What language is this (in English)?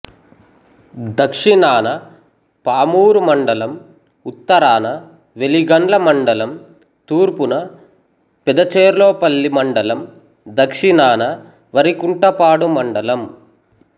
Telugu